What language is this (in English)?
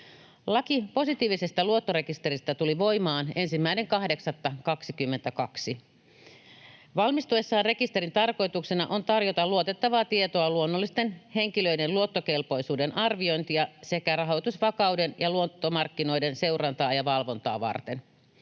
Finnish